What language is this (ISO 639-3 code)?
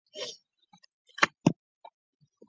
zho